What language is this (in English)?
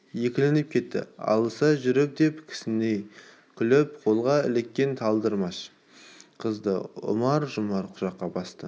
Kazakh